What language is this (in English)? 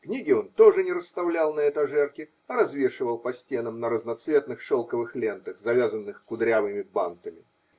Russian